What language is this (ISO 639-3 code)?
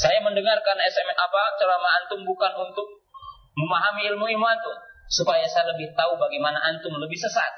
ind